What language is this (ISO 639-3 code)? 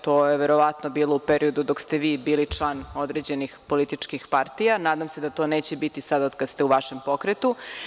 srp